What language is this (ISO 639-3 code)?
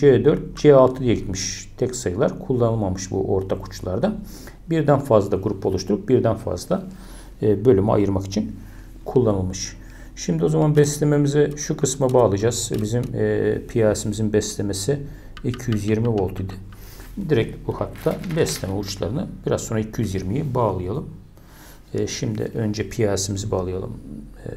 tur